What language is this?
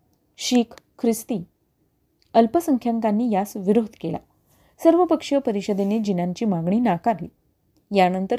Marathi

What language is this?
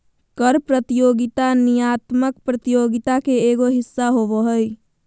Magahi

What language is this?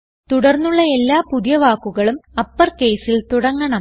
Malayalam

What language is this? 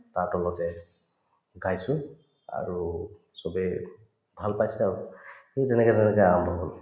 Assamese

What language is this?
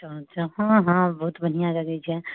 Maithili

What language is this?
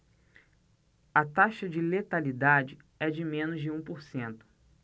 Portuguese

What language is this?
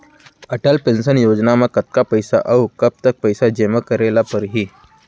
Chhattisgarhi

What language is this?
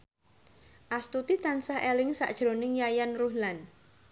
Javanese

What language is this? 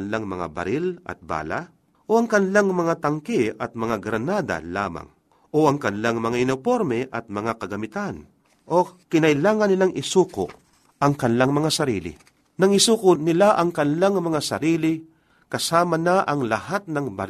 Filipino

